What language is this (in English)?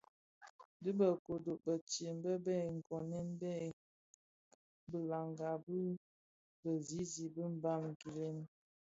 Bafia